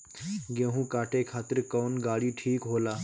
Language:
Bhojpuri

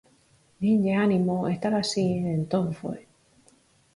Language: Galician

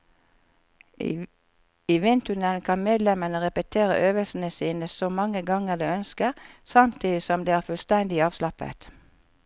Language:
Norwegian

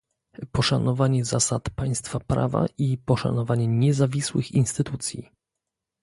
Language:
Polish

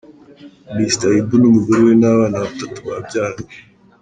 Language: Kinyarwanda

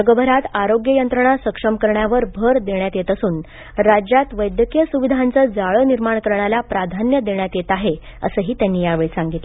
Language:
Marathi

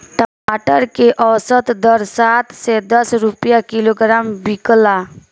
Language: Bhojpuri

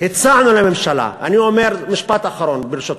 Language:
Hebrew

